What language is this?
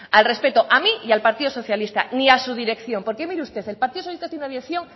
Spanish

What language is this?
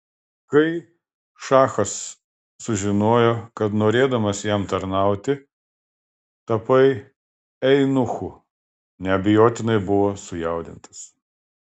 Lithuanian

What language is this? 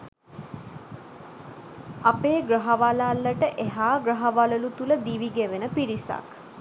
Sinhala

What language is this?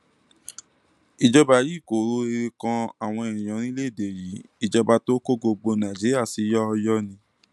Yoruba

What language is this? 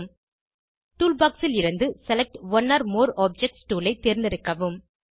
Tamil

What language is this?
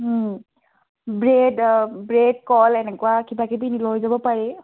Assamese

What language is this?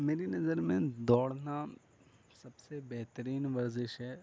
Urdu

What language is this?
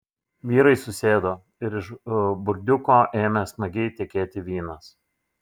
Lithuanian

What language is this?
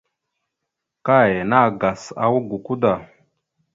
Mada (Cameroon)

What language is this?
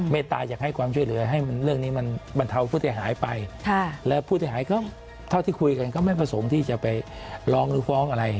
Thai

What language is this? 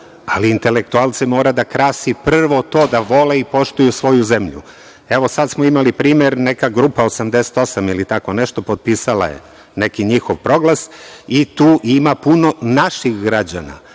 Serbian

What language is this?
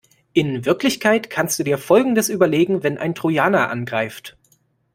German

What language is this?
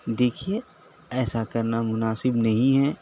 Urdu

